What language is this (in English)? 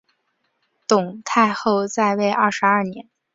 Chinese